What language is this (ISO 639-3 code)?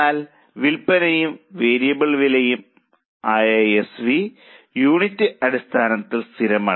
mal